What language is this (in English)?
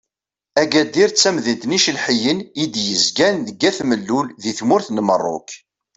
Kabyle